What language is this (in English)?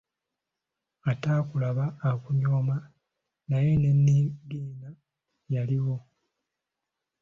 Ganda